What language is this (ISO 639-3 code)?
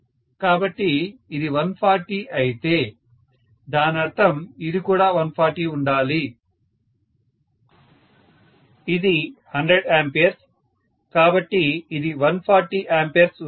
tel